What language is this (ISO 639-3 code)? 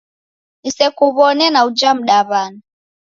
dav